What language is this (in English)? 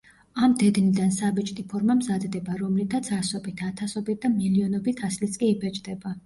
Georgian